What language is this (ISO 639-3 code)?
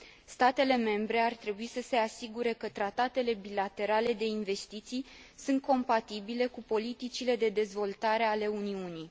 ron